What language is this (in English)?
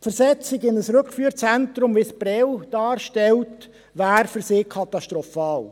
Swiss German